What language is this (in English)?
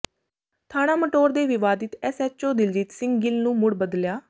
Punjabi